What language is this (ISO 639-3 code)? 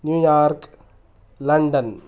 san